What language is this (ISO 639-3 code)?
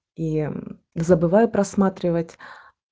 rus